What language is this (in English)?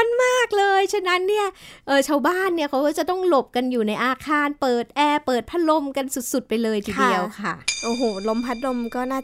Thai